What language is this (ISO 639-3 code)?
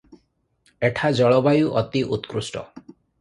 ori